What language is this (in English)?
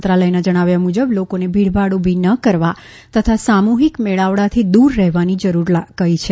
Gujarati